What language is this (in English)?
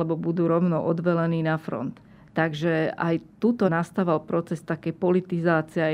Slovak